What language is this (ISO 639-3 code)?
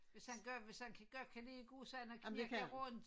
dan